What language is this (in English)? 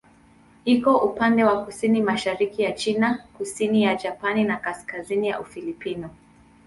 Swahili